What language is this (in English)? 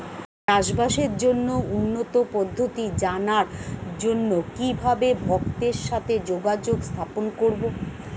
Bangla